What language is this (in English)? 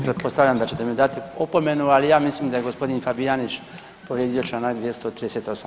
Croatian